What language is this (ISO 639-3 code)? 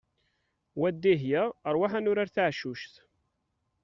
kab